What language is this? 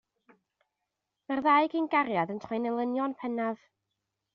Welsh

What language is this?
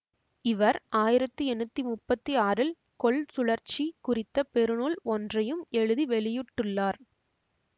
Tamil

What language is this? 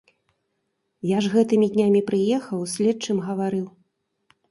Belarusian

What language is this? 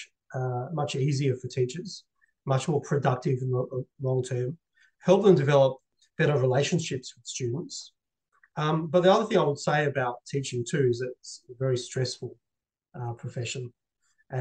English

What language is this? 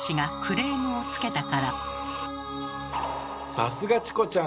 Japanese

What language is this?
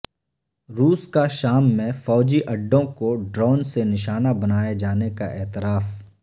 Urdu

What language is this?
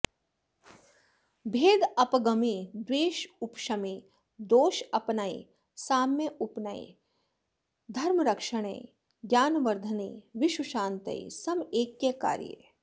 Sanskrit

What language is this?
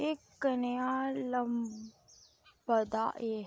Dogri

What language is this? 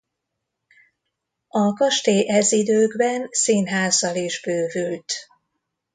Hungarian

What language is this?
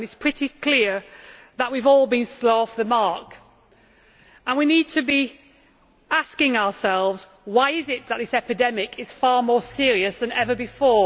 English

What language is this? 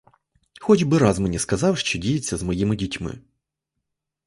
Ukrainian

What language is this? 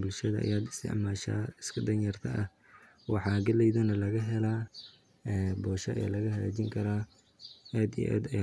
Somali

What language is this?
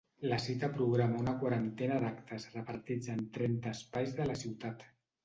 Catalan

